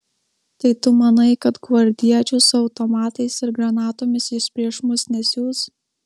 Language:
Lithuanian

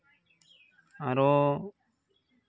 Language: Santali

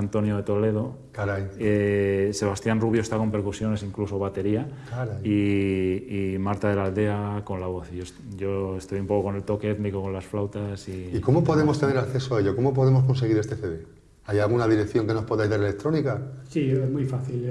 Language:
Spanish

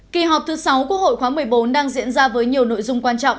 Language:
Vietnamese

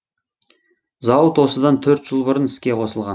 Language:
Kazakh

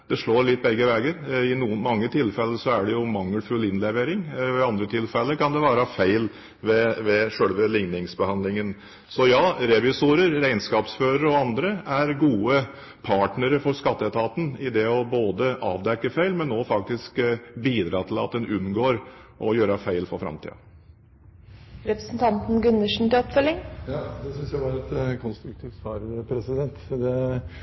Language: Norwegian Bokmål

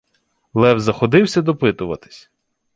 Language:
Ukrainian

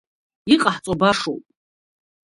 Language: Abkhazian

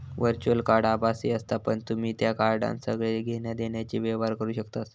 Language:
Marathi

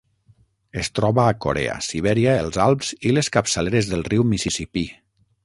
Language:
Catalan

